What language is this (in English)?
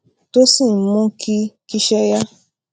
Yoruba